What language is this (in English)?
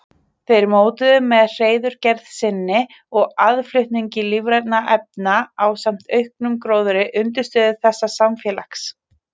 Icelandic